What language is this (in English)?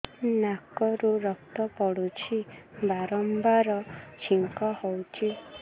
Odia